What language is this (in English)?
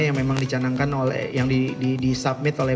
Indonesian